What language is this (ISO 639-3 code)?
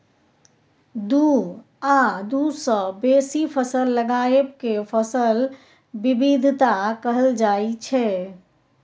mai